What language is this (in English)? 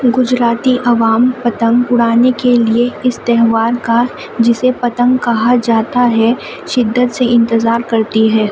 Urdu